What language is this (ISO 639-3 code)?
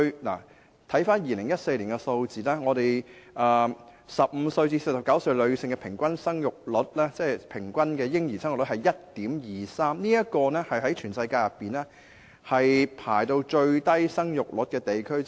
yue